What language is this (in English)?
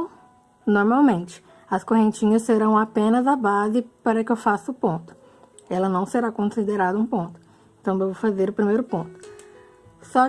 Portuguese